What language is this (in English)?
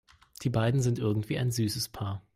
German